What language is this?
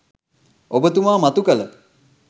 Sinhala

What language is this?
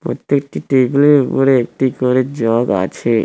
Bangla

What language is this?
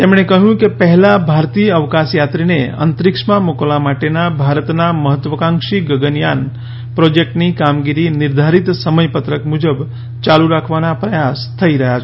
Gujarati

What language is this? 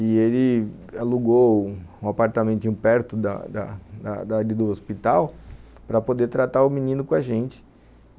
Portuguese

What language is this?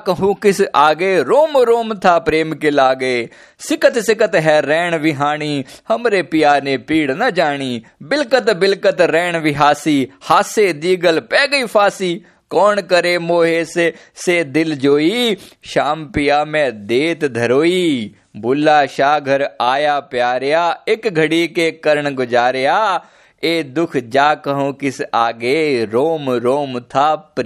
Hindi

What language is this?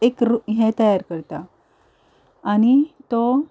Konkani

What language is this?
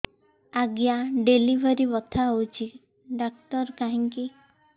Odia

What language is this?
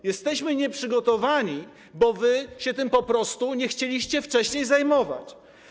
Polish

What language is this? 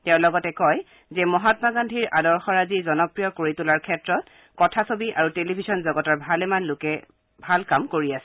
Assamese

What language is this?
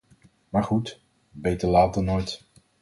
Dutch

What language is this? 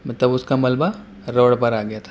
Urdu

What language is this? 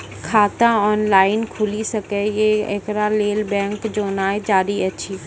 Maithili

